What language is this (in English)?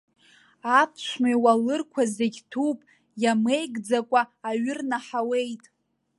Abkhazian